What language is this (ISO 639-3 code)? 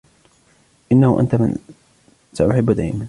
ara